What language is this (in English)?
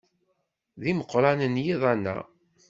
Kabyle